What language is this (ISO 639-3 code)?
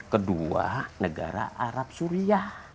ind